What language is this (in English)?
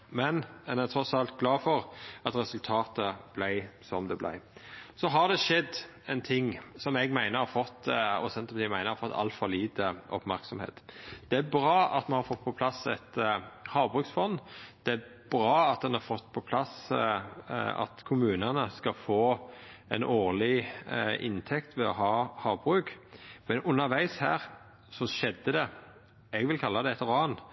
Norwegian Nynorsk